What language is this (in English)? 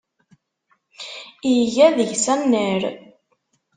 Kabyle